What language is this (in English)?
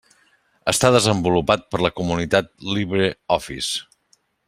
Catalan